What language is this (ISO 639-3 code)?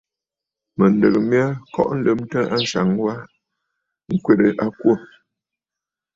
bfd